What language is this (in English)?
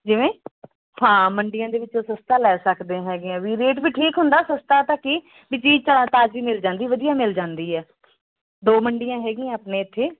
Punjabi